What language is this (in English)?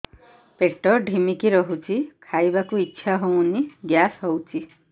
Odia